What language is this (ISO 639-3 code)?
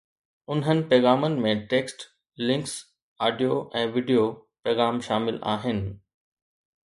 snd